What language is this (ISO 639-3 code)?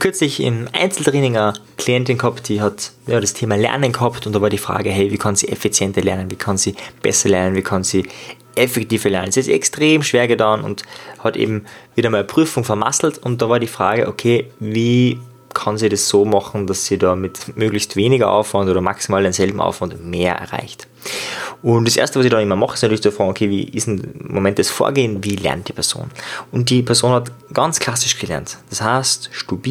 deu